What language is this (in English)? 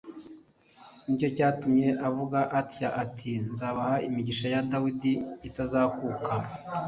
Kinyarwanda